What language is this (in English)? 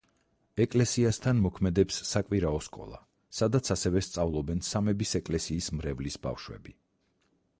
Georgian